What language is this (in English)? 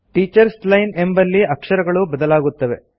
Kannada